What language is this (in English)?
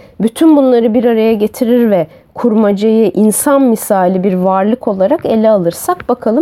Turkish